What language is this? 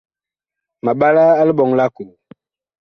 Bakoko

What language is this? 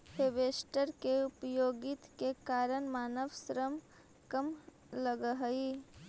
Magahi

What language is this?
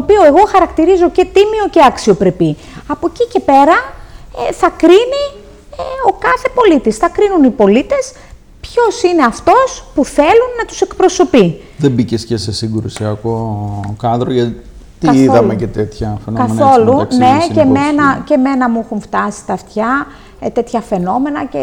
Greek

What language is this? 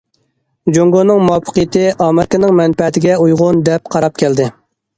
Uyghur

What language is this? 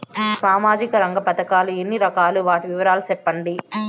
Telugu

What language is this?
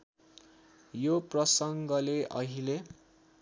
Nepali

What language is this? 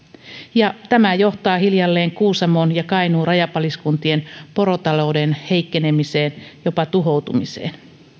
Finnish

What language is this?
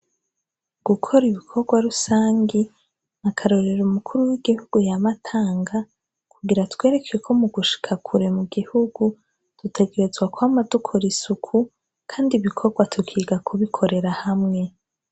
Rundi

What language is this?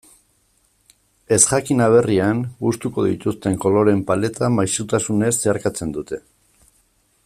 Basque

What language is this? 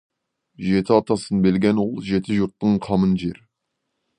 Kazakh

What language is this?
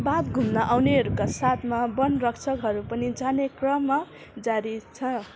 Nepali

